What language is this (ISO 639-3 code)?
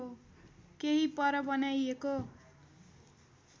nep